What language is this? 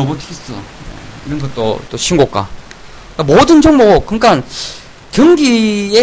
Korean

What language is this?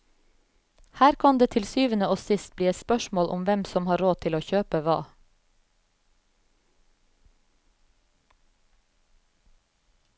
Norwegian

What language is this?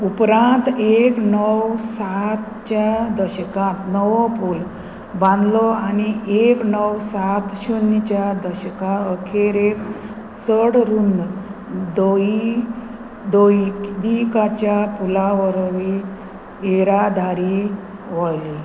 Konkani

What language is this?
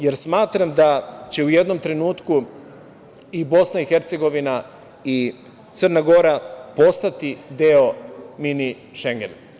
Serbian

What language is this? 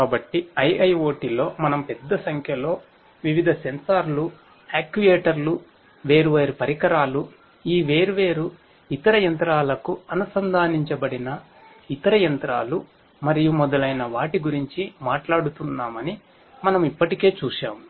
Telugu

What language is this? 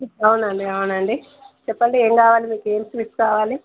Telugu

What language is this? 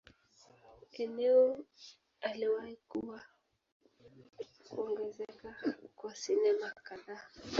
Swahili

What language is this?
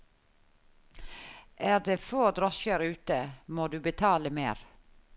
Norwegian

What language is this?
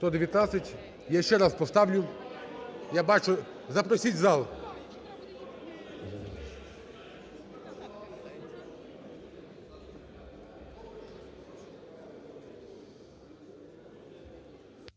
Ukrainian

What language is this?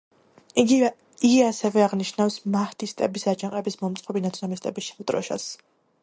Georgian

